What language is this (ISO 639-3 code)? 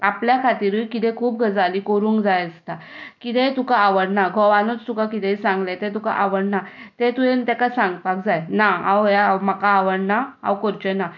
kok